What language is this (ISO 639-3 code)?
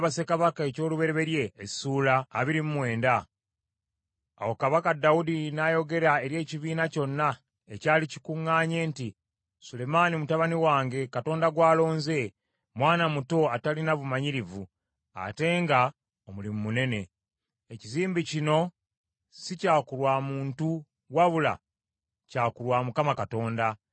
lug